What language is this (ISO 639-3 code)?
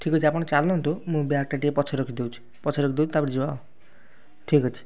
ori